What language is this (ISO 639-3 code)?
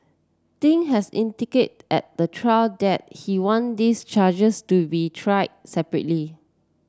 eng